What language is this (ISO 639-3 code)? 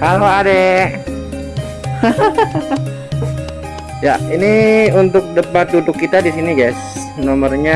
ind